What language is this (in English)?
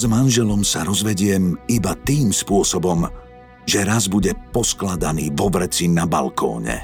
Slovak